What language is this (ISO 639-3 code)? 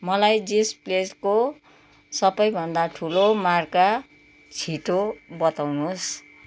nep